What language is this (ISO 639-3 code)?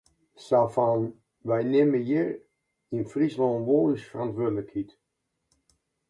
fry